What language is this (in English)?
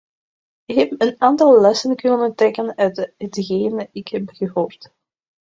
Dutch